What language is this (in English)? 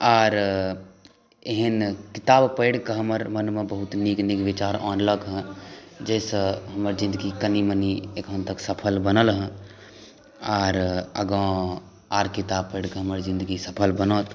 Maithili